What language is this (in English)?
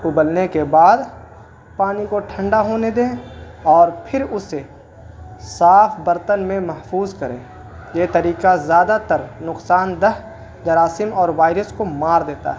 Urdu